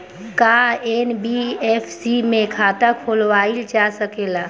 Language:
Bhojpuri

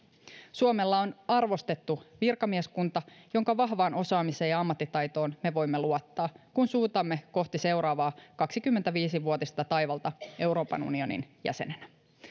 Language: Finnish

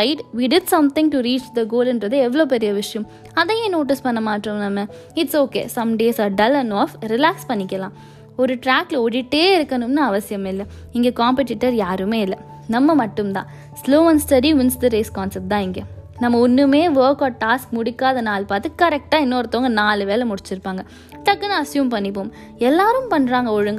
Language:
Tamil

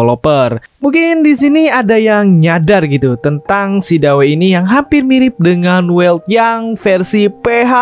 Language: Indonesian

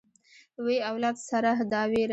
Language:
Pashto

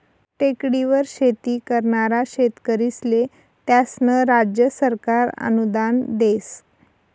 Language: Marathi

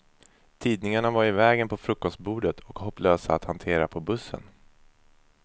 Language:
Swedish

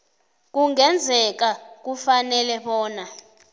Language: South Ndebele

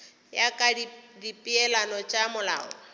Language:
Northern Sotho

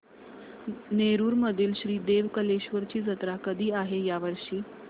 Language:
Marathi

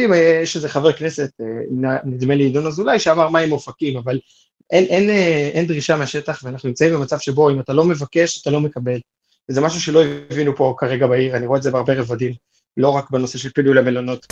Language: Hebrew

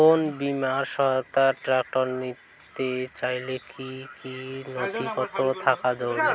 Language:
Bangla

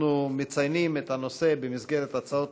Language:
Hebrew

